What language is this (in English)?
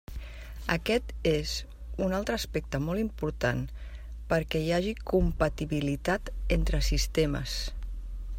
Catalan